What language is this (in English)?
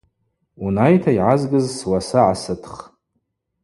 Abaza